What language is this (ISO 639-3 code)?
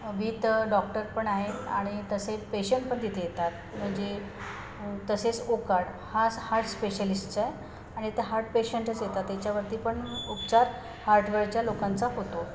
mar